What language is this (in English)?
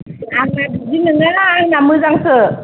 Bodo